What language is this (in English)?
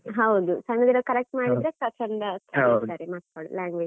Kannada